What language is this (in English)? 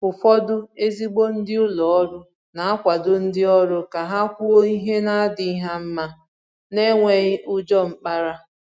Igbo